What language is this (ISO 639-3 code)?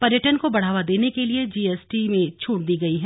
hin